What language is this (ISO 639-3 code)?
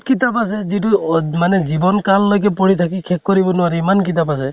asm